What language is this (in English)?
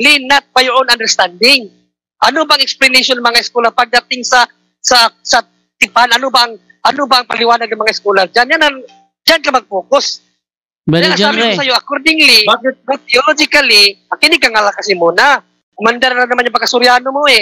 Filipino